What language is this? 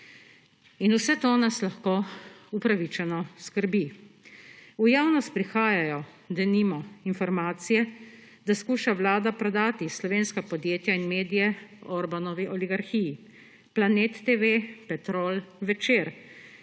Slovenian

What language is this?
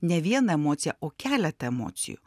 Lithuanian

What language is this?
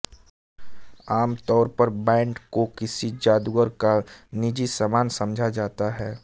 Hindi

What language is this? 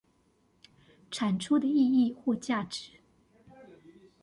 Chinese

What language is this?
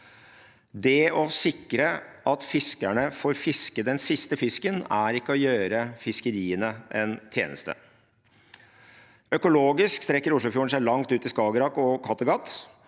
Norwegian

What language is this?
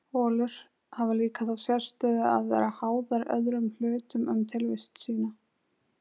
Icelandic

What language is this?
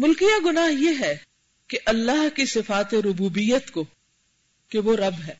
Urdu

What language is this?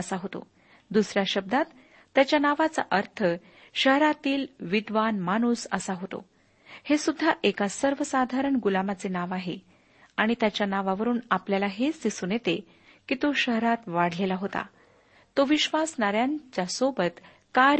Marathi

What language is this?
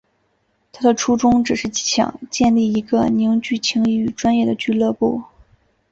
Chinese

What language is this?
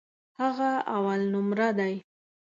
Pashto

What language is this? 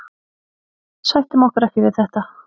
Icelandic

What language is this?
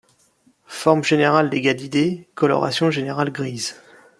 French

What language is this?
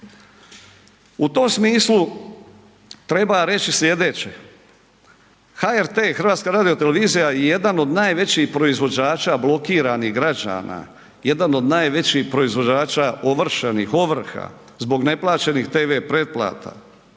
Croatian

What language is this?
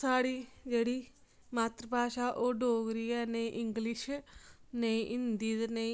Dogri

